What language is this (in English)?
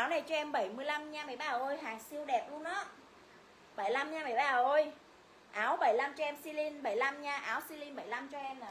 Vietnamese